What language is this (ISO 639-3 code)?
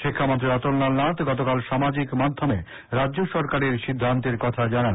ben